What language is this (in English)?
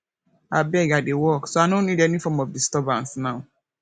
Nigerian Pidgin